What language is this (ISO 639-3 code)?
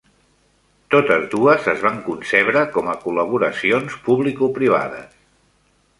cat